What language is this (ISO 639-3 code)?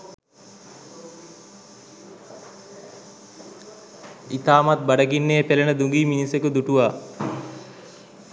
sin